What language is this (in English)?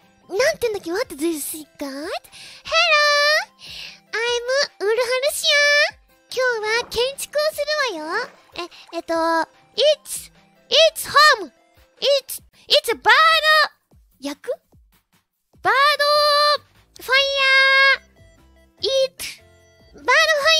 Japanese